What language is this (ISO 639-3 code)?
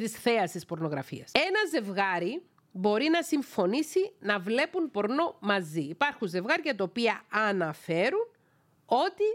ell